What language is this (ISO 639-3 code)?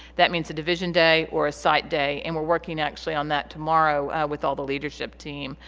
eng